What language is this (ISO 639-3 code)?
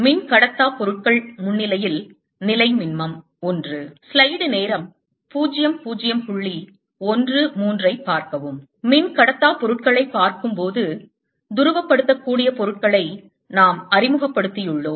tam